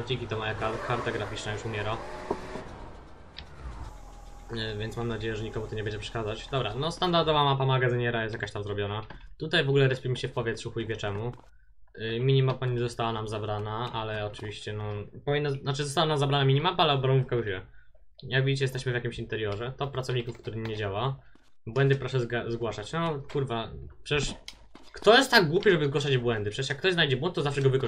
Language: Polish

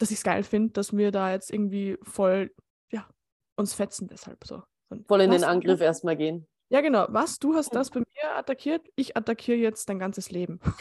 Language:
German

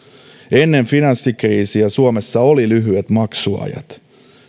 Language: Finnish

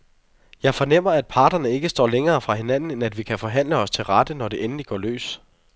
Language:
Danish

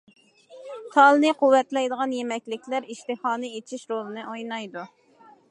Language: Uyghur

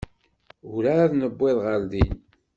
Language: Kabyle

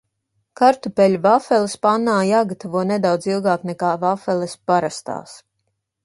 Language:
Latvian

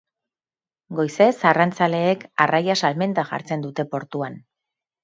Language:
Basque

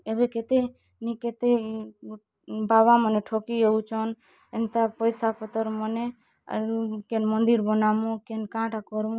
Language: Odia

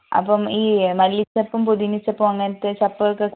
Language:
Malayalam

